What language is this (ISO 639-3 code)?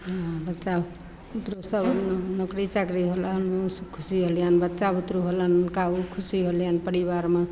mai